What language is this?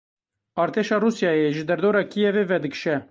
Kurdish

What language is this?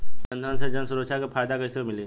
Bhojpuri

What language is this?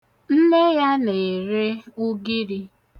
Igbo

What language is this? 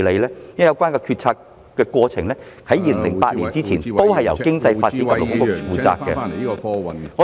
Cantonese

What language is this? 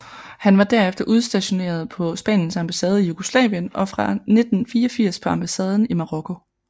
Danish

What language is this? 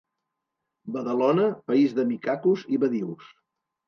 Catalan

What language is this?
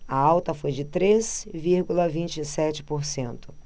Portuguese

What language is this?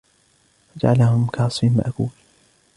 Arabic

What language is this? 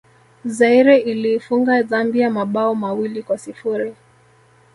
Swahili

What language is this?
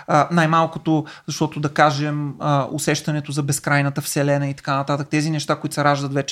Bulgarian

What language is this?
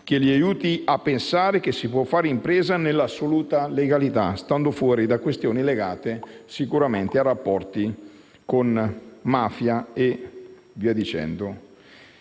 Italian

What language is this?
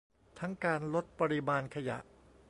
Thai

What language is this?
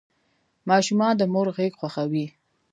Pashto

